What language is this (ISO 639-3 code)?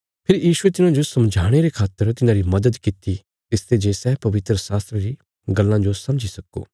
kfs